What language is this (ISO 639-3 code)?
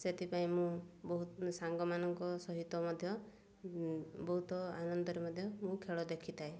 ori